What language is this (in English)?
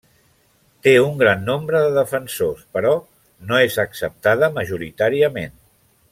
Catalan